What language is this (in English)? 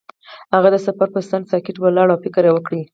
Pashto